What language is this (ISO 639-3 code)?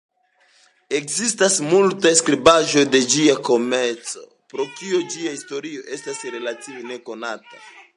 epo